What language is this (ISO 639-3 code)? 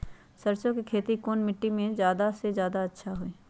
mag